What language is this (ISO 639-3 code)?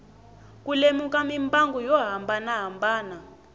tso